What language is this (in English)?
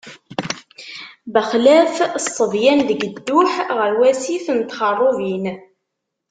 Kabyle